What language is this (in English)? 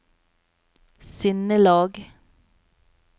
Norwegian